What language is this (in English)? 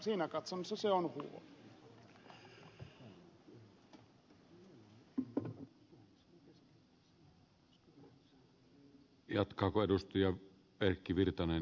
Finnish